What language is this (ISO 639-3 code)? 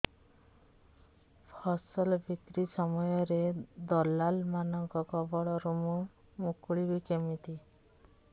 ori